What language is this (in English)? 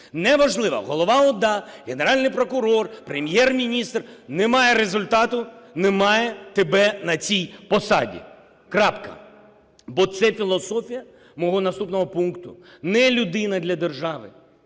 Ukrainian